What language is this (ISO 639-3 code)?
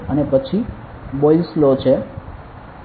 guj